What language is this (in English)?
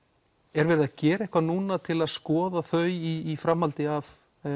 Icelandic